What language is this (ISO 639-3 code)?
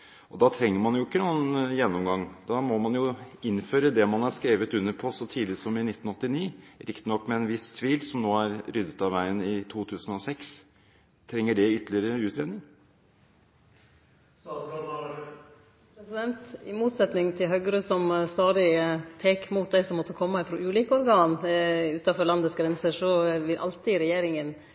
nor